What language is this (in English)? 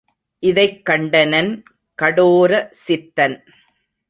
Tamil